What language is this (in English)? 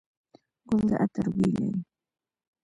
Pashto